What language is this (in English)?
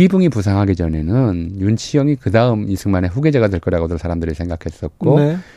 Korean